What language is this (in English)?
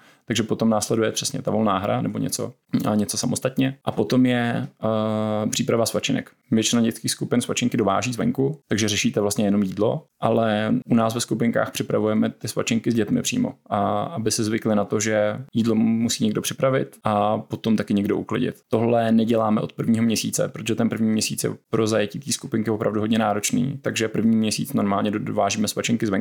Czech